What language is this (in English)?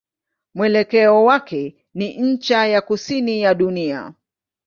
Swahili